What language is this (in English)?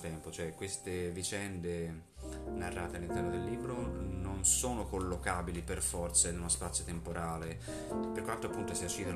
Italian